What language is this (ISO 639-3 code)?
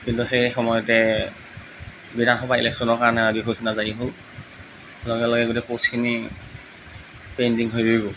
asm